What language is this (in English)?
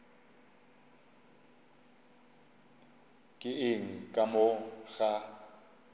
Northern Sotho